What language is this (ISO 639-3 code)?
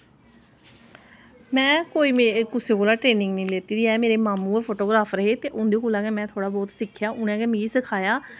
doi